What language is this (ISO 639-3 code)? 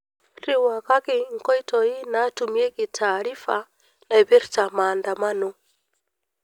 mas